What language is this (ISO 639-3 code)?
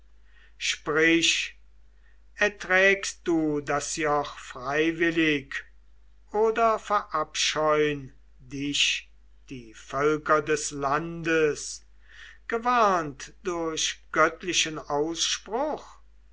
deu